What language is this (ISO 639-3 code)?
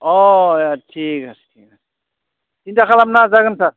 brx